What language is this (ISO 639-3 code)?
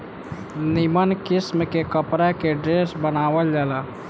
bho